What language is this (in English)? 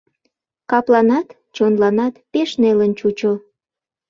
Mari